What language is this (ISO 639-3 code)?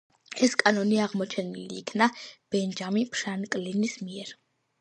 kat